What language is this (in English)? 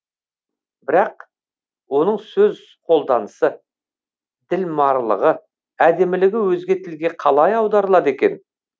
Kazakh